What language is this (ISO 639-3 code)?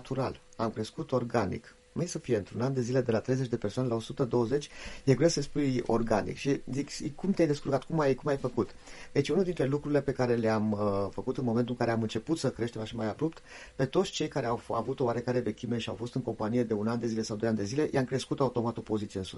ron